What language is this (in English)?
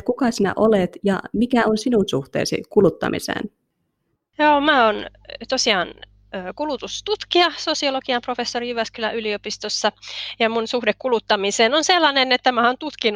Finnish